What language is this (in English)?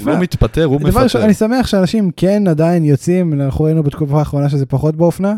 Hebrew